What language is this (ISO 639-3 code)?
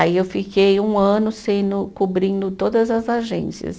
por